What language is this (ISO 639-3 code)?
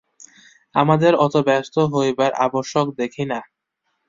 ben